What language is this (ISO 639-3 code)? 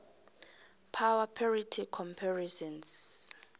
nbl